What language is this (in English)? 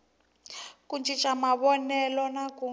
Tsonga